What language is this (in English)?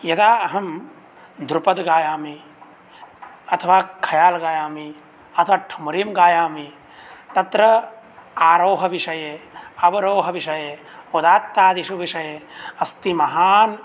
Sanskrit